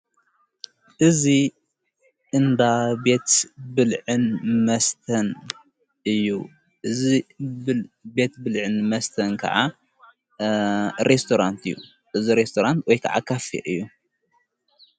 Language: Tigrinya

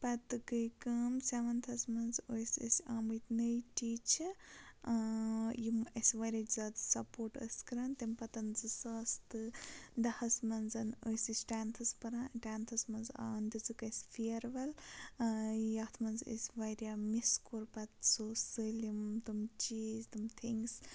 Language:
Kashmiri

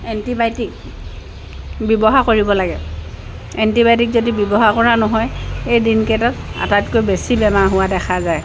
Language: Assamese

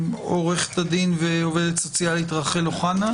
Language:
Hebrew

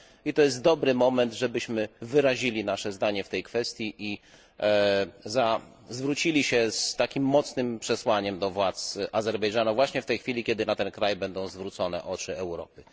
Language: Polish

